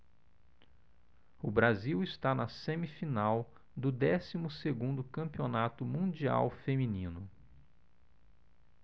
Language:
Portuguese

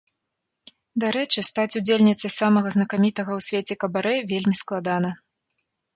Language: Belarusian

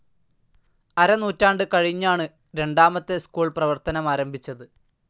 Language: Malayalam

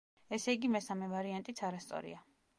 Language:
Georgian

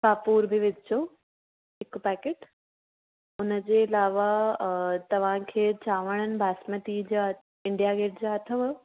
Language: Sindhi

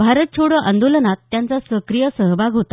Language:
Marathi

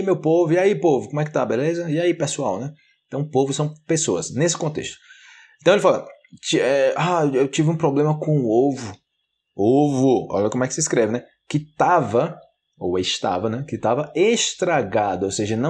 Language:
Portuguese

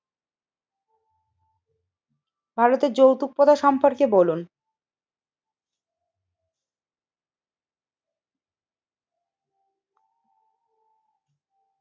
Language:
Bangla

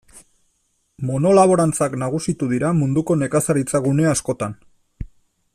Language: Basque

